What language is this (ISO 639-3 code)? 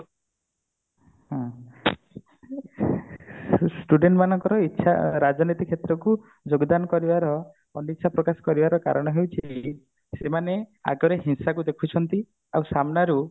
ori